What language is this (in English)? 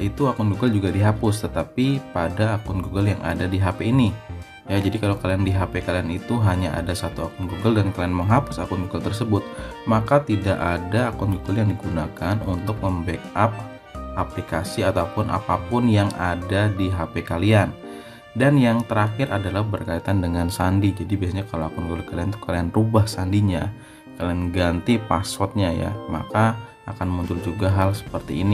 Indonesian